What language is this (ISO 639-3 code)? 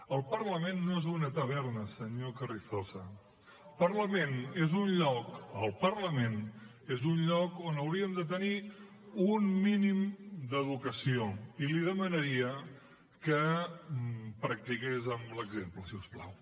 cat